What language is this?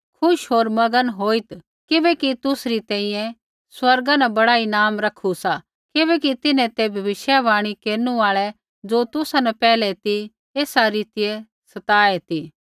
Kullu Pahari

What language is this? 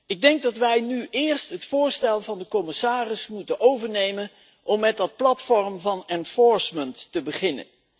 Dutch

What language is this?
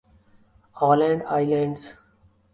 Urdu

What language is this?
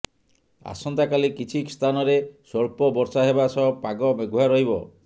Odia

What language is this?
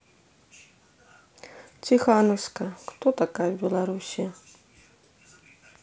Russian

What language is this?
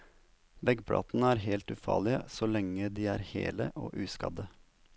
Norwegian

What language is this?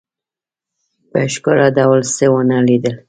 Pashto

